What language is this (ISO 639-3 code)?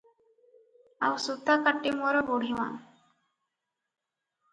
ori